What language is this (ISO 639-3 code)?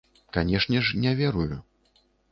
bel